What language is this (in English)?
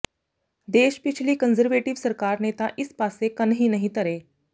Punjabi